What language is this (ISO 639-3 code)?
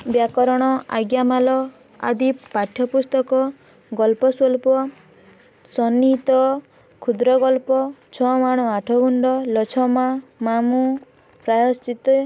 ori